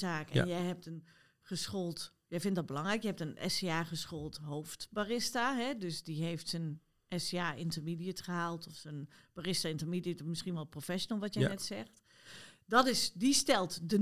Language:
Dutch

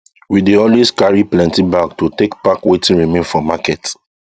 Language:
Nigerian Pidgin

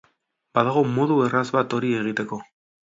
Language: Basque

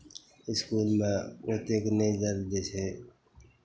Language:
Maithili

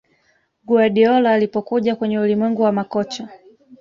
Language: Swahili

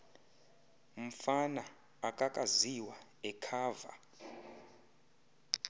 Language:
Xhosa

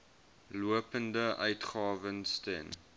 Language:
Afrikaans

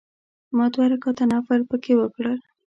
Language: Pashto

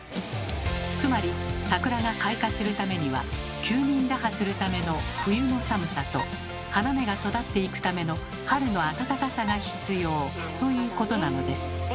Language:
Japanese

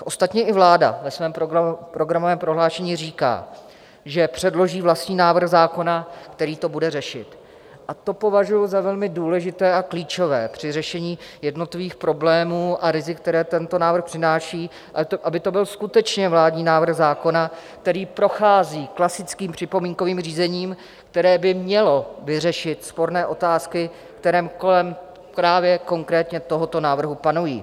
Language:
Czech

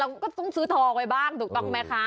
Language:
Thai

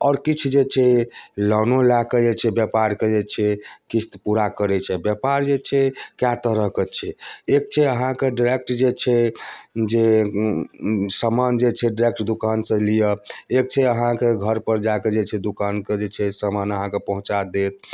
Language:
Maithili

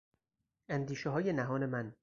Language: Persian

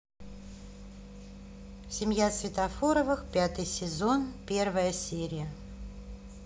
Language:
Russian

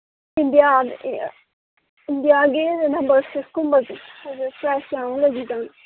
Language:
Manipuri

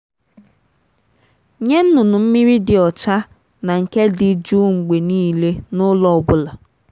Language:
Igbo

